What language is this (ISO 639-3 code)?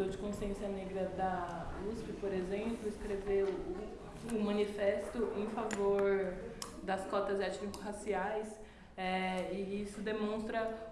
por